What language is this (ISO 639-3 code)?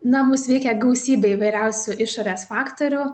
lit